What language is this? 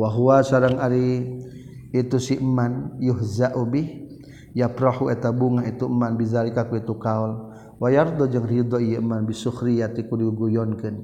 Malay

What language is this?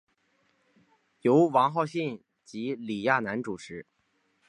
Chinese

